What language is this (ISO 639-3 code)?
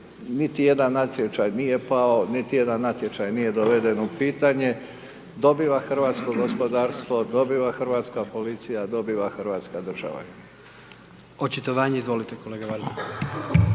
hrv